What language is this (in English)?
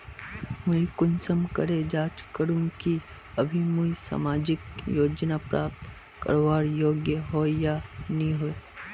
Magahi